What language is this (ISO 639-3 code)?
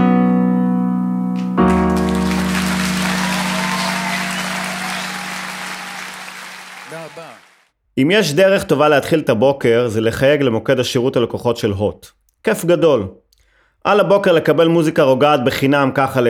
heb